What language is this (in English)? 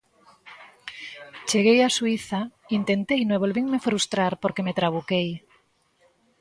Galician